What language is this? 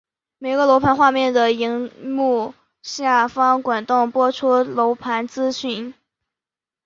Chinese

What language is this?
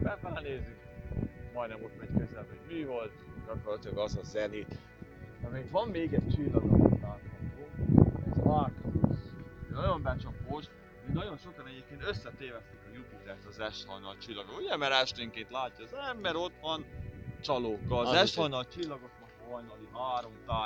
Hungarian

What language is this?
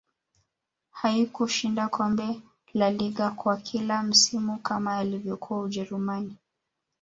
Swahili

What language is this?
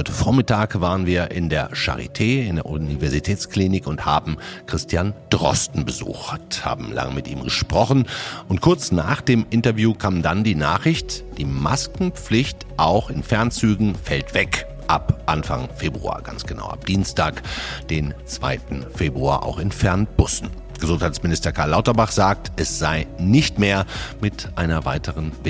German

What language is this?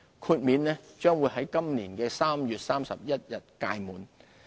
Cantonese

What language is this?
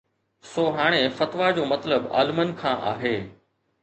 Sindhi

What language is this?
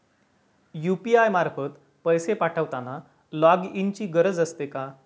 Marathi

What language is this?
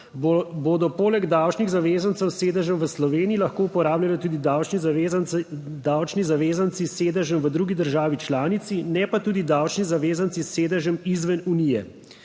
Slovenian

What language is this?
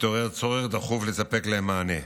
Hebrew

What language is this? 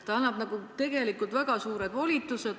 Estonian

